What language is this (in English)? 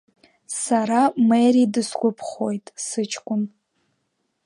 Abkhazian